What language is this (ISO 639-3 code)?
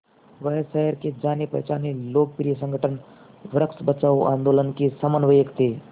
hin